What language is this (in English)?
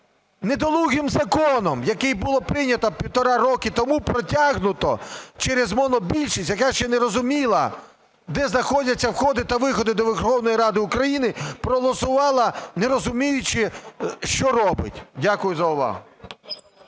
Ukrainian